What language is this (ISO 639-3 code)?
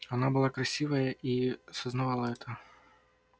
rus